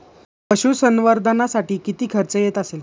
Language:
Marathi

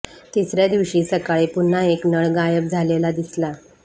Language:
Marathi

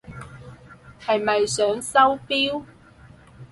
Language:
Cantonese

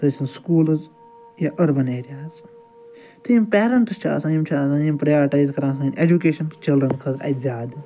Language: Kashmiri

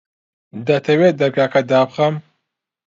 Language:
Central Kurdish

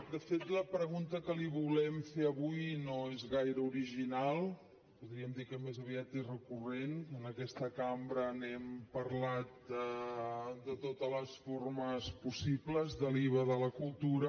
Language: Catalan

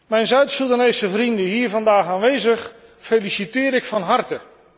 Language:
Dutch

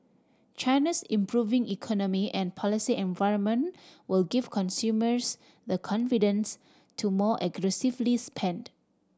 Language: English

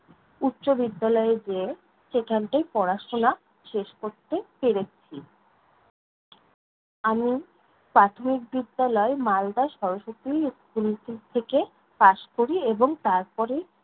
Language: Bangla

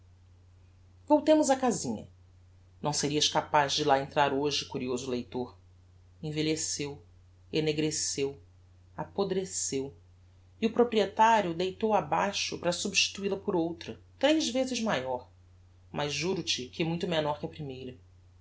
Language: Portuguese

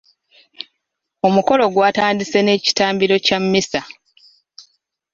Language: Ganda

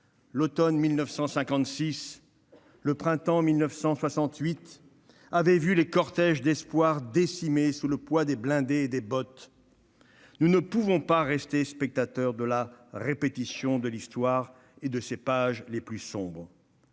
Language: French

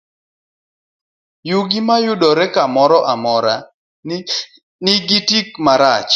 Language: Luo (Kenya and Tanzania)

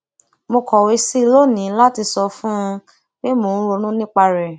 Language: Yoruba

